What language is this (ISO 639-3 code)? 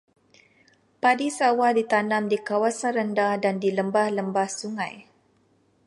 msa